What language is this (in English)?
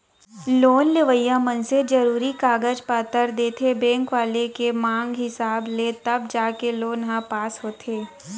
Chhattisgarhi